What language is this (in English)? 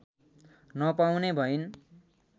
Nepali